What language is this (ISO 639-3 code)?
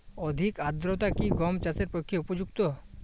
ben